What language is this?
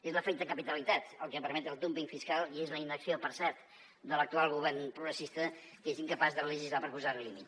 Catalan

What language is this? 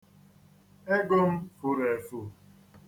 Igbo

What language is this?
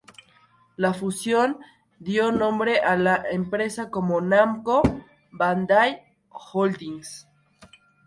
Spanish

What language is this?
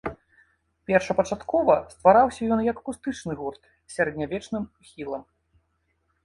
Belarusian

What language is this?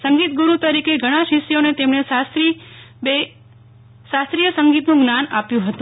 Gujarati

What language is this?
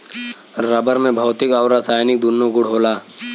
Bhojpuri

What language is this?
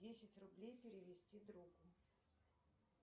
Russian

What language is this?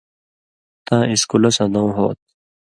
Indus Kohistani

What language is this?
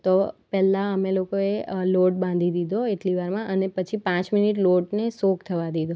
Gujarati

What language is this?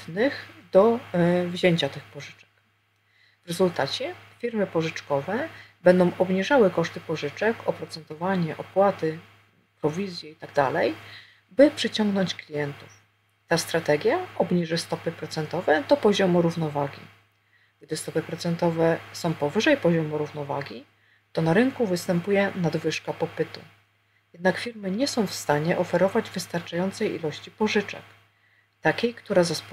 Polish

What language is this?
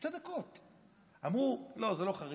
Hebrew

